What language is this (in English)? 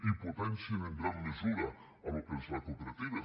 Catalan